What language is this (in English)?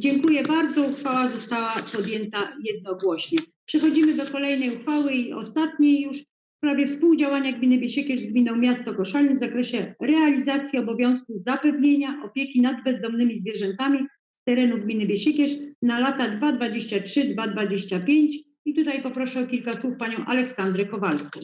Polish